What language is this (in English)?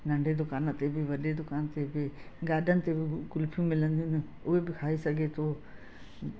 Sindhi